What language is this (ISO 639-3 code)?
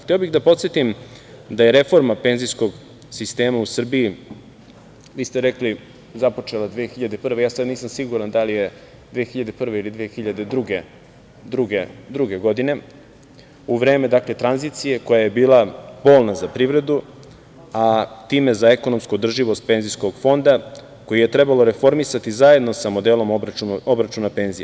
srp